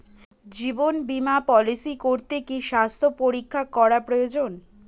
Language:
Bangla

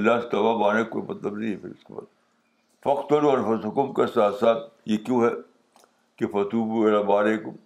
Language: Urdu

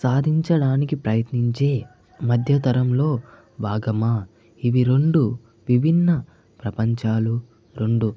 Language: Telugu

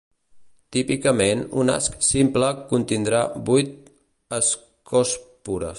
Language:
Catalan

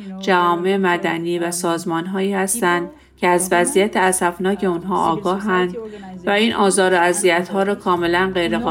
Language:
Persian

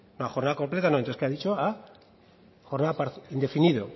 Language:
Spanish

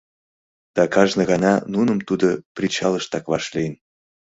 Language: Mari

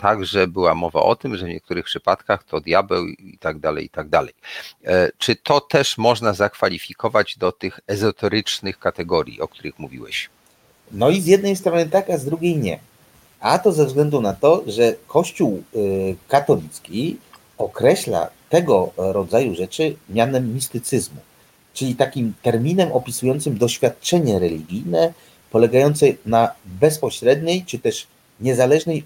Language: Polish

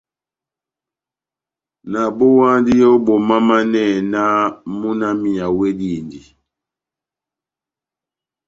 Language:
Batanga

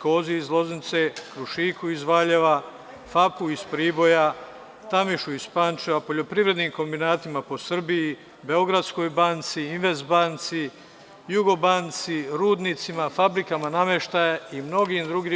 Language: Serbian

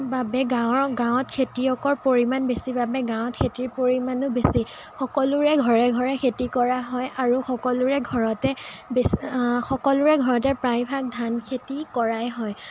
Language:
Assamese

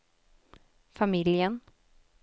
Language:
Swedish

